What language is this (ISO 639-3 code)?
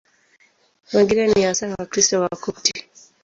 swa